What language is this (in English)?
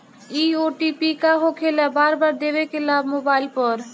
Bhojpuri